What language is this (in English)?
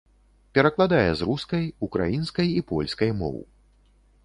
Belarusian